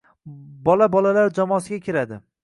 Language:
Uzbek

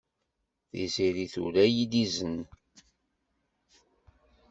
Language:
Kabyle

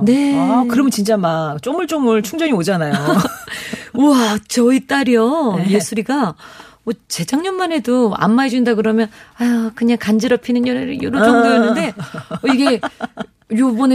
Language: Korean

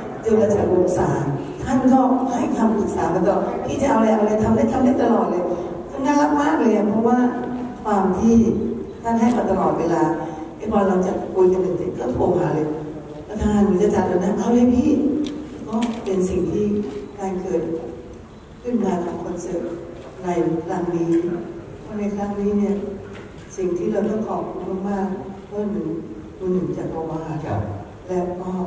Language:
Thai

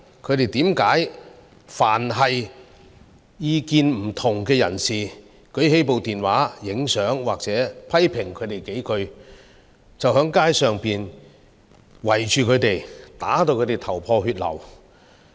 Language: Cantonese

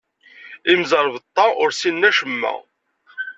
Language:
Kabyle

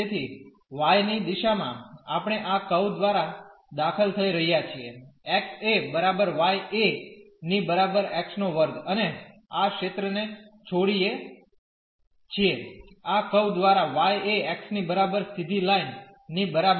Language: Gujarati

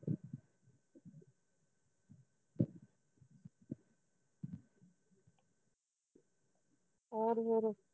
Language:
Punjabi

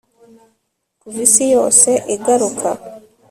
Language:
Kinyarwanda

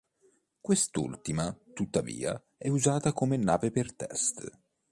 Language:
Italian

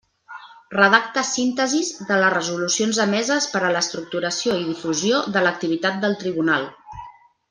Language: Catalan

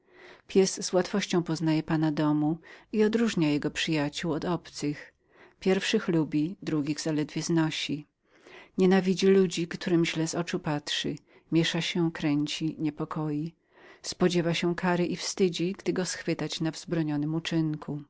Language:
Polish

